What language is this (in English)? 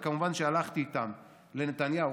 Hebrew